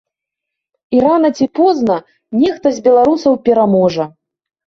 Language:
Belarusian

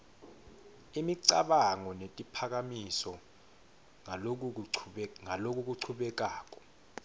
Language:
Swati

